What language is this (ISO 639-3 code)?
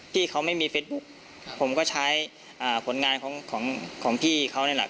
tha